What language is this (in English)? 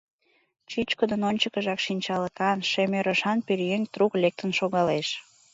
Mari